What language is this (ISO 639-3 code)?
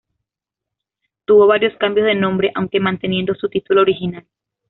spa